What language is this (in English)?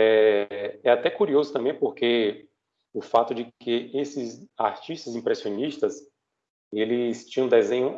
Portuguese